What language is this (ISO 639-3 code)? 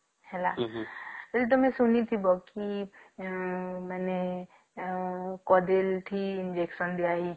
ori